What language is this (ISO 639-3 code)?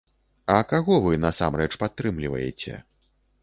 bel